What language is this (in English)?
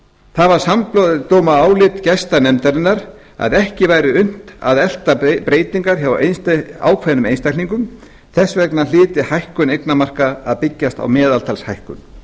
Icelandic